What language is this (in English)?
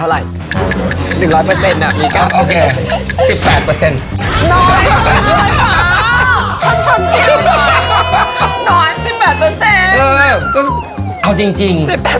Thai